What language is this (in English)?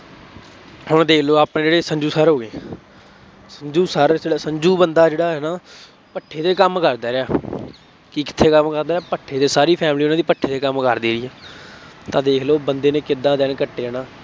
Punjabi